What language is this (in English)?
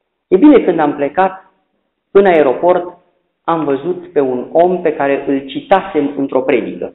Romanian